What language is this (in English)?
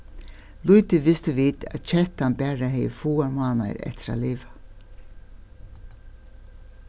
Faroese